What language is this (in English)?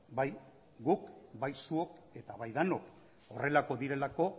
Basque